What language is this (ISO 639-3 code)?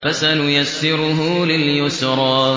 ara